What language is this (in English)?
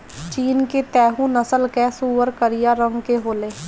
Bhojpuri